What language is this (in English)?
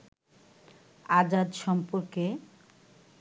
Bangla